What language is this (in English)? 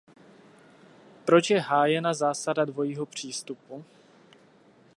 Czech